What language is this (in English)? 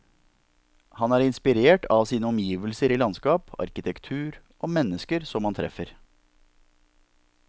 Norwegian